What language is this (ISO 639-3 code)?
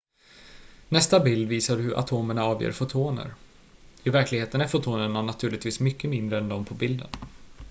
swe